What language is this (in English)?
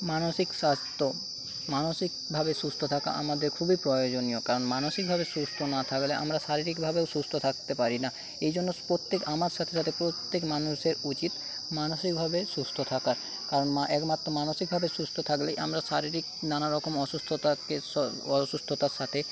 Bangla